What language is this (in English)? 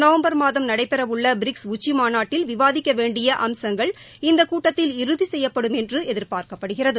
Tamil